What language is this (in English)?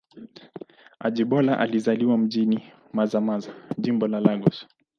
Swahili